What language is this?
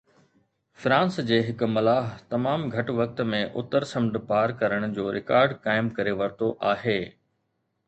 Sindhi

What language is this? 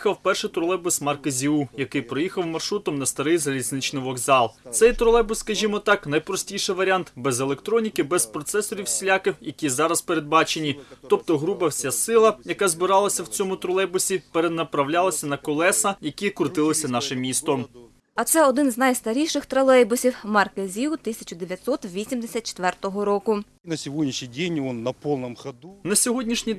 Ukrainian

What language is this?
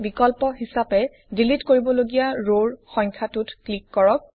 Assamese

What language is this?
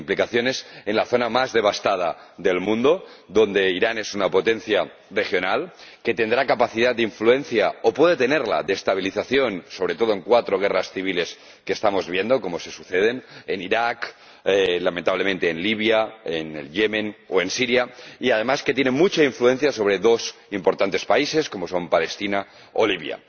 Spanish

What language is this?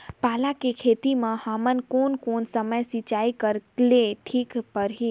Chhattisgarhi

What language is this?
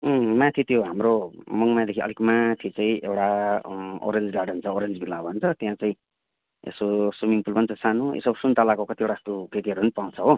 Nepali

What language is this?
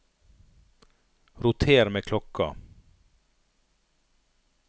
Norwegian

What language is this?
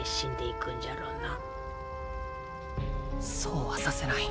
Japanese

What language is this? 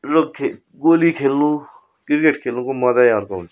Nepali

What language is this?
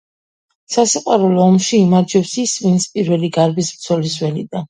Georgian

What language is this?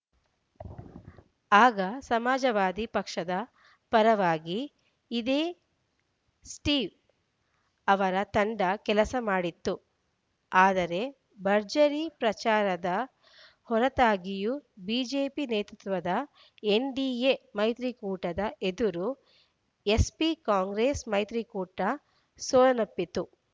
Kannada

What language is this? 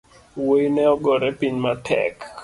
Luo (Kenya and Tanzania)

